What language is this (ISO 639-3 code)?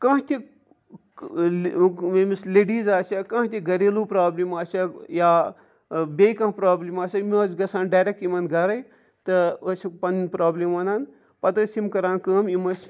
kas